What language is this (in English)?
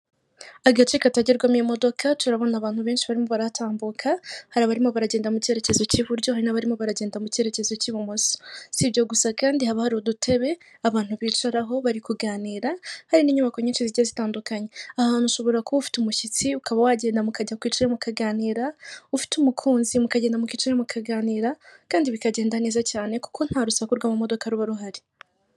Kinyarwanda